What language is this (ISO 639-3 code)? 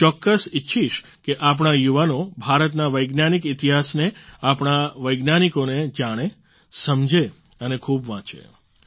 guj